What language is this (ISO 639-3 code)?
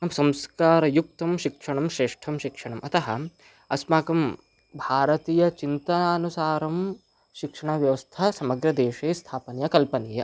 san